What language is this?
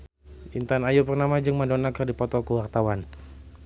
Sundanese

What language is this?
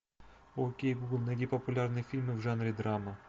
Russian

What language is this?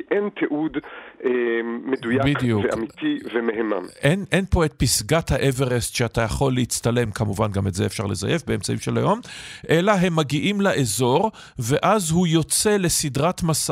Hebrew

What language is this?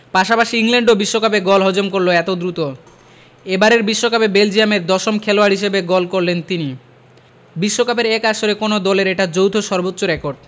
Bangla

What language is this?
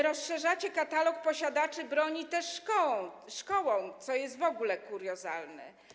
Polish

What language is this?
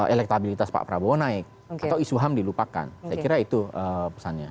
Indonesian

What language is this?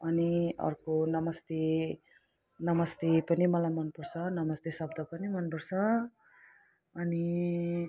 Nepali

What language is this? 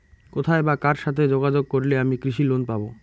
Bangla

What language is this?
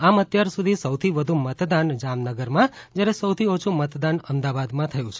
Gujarati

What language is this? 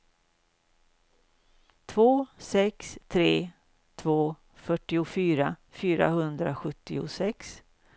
Swedish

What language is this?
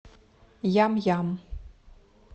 Russian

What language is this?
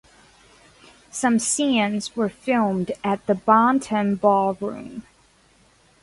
English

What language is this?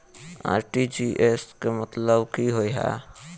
Maithili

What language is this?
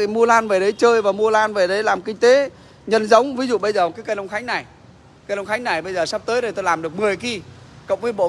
Vietnamese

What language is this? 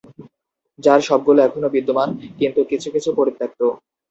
Bangla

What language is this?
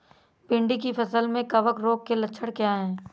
Hindi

